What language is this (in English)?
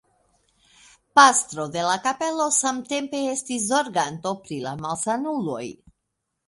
Esperanto